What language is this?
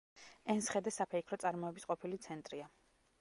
Georgian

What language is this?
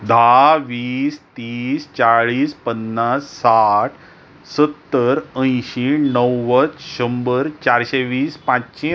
Konkani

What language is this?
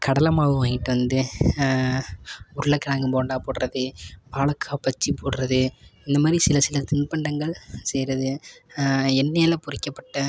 Tamil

